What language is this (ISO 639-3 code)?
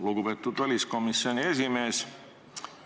est